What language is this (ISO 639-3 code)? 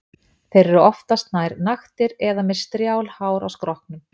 isl